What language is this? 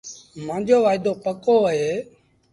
Sindhi Bhil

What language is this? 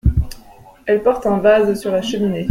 French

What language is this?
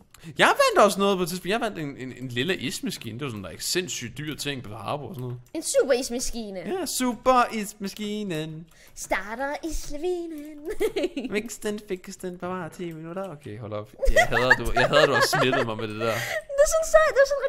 Danish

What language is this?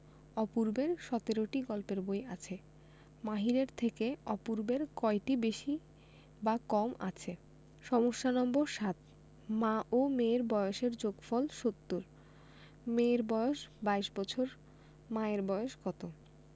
Bangla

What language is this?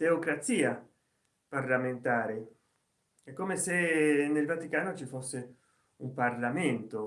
Italian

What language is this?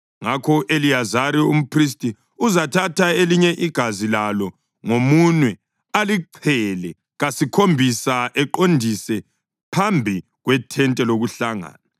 North Ndebele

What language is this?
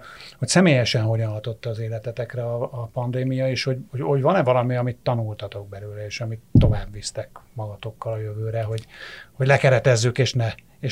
Hungarian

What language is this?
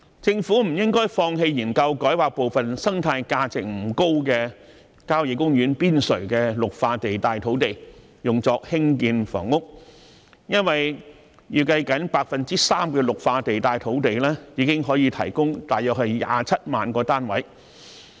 Cantonese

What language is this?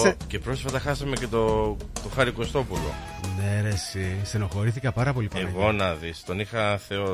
Greek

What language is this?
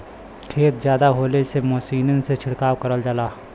Bhojpuri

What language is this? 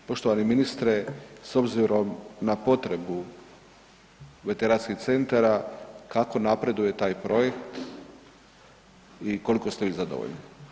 Croatian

